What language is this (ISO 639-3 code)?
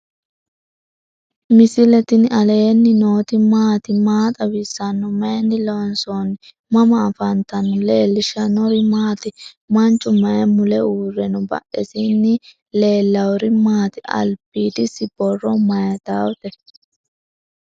sid